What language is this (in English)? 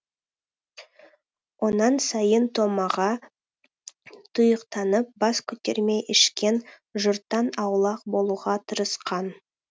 Kazakh